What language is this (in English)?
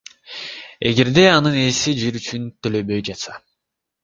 Kyrgyz